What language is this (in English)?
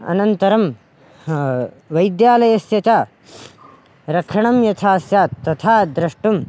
Sanskrit